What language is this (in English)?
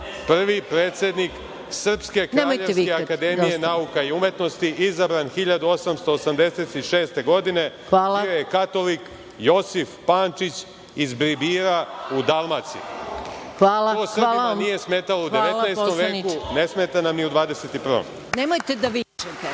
Serbian